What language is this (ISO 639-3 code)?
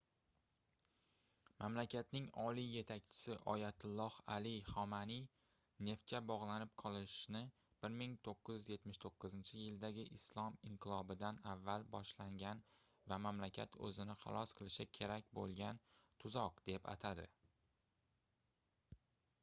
uzb